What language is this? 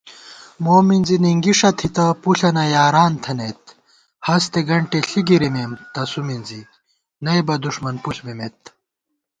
Gawar-Bati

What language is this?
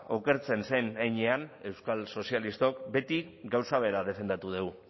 Basque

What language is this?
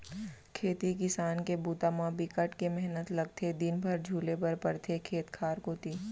Chhattisgarhi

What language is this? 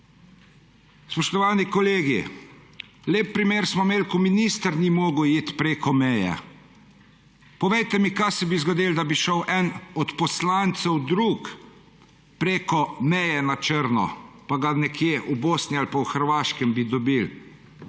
Slovenian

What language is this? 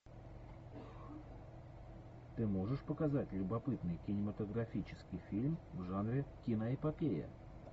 Russian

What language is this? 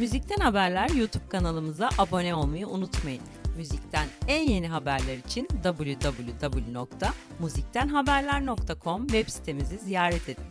Turkish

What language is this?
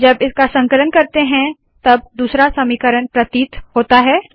Hindi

